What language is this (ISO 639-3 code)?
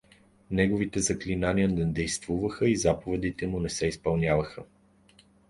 bul